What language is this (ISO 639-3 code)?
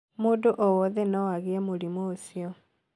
kik